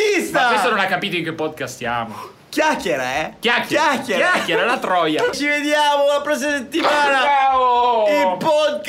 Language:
Italian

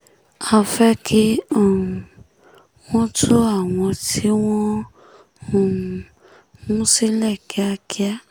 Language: Yoruba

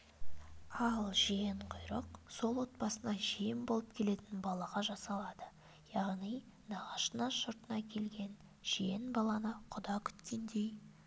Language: Kazakh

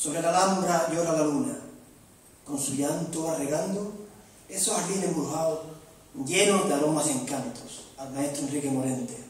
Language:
Spanish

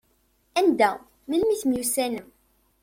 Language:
Kabyle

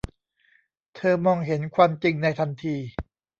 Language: Thai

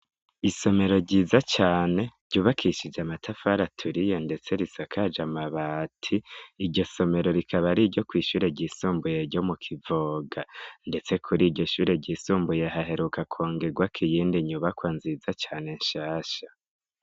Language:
Rundi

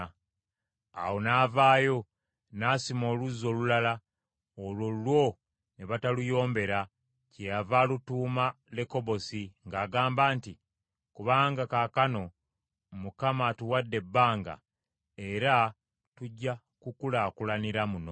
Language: Ganda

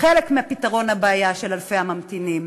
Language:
Hebrew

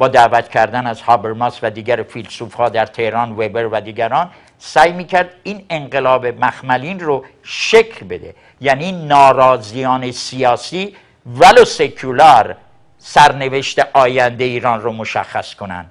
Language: Persian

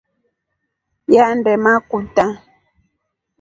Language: Rombo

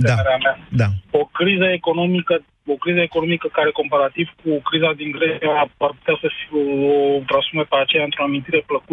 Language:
Romanian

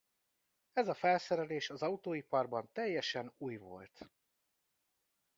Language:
Hungarian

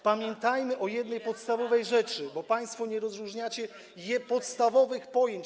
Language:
Polish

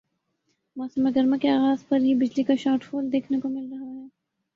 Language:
Urdu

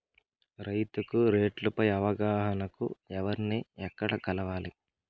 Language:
Telugu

